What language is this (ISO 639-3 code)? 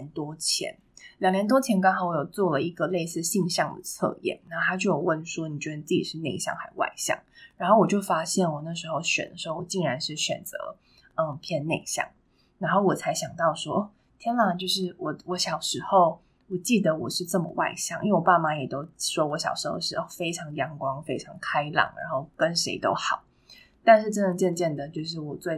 zho